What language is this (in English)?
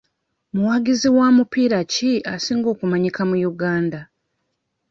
Ganda